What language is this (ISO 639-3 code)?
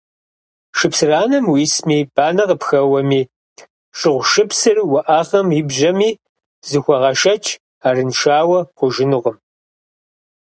kbd